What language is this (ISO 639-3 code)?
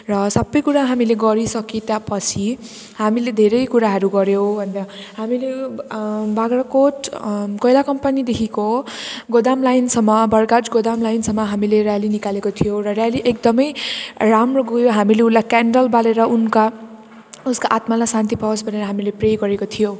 nep